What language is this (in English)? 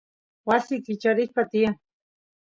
Santiago del Estero Quichua